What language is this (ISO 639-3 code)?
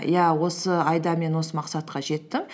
kaz